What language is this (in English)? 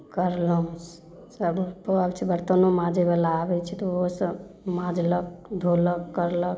Maithili